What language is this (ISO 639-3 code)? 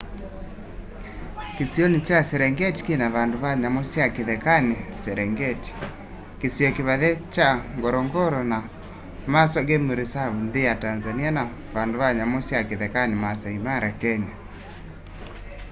kam